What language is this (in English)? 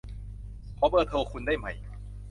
Thai